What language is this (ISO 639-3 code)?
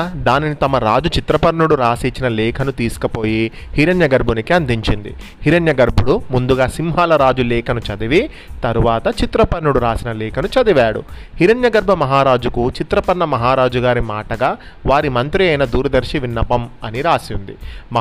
tel